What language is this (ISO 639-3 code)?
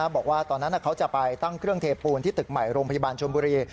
tha